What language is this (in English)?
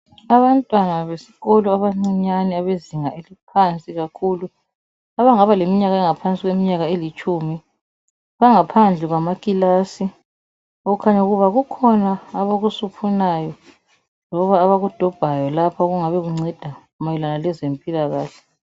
North Ndebele